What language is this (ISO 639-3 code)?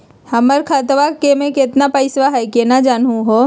mag